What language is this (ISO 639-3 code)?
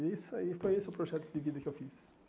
por